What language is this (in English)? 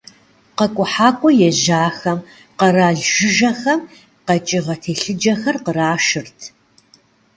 Kabardian